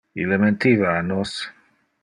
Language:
Interlingua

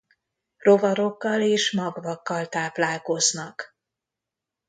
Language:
Hungarian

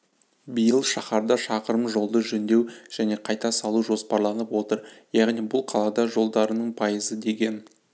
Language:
Kazakh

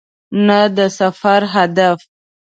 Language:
Pashto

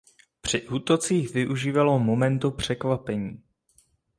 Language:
Czech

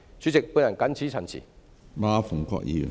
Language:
Cantonese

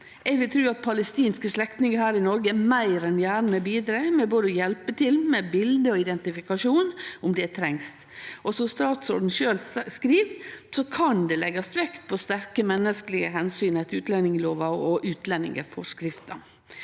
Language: Norwegian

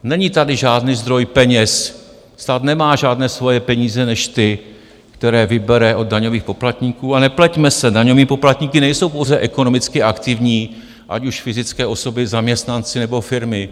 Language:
Czech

